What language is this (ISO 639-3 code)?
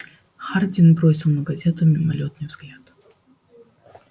rus